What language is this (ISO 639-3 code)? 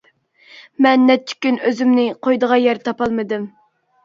uig